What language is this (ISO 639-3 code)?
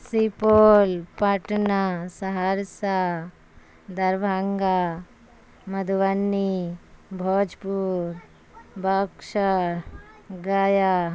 urd